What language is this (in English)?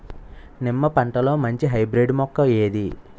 Telugu